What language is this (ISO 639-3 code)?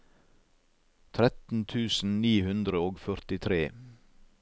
nor